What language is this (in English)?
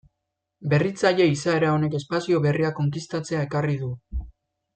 Basque